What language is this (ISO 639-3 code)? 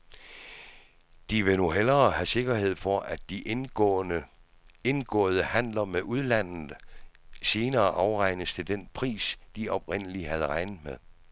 dan